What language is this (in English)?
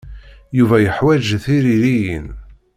Kabyle